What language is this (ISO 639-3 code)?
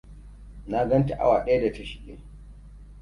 hau